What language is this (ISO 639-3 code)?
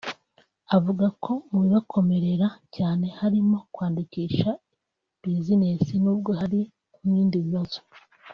kin